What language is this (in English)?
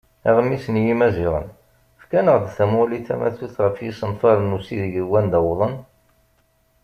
Kabyle